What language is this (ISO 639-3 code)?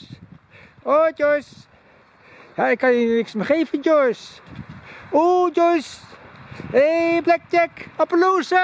nld